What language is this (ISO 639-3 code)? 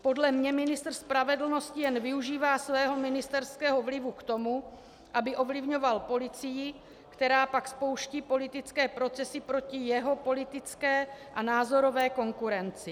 ces